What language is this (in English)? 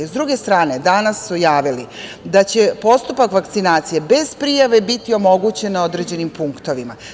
Serbian